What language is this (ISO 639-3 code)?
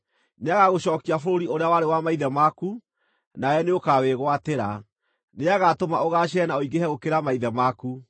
kik